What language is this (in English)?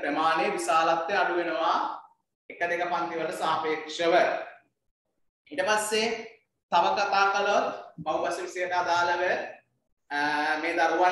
Indonesian